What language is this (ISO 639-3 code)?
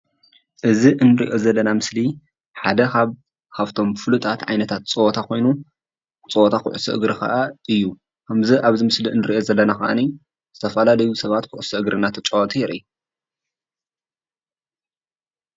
tir